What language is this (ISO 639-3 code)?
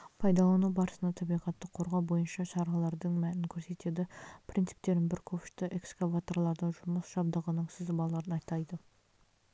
kaz